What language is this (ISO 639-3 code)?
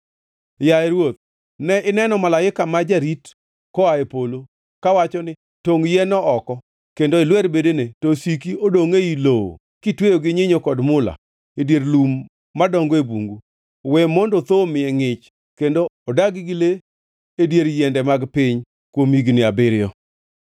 luo